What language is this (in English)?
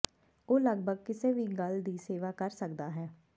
Punjabi